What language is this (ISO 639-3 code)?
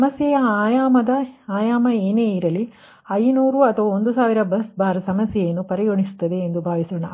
kan